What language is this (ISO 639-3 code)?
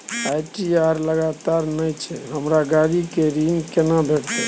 mai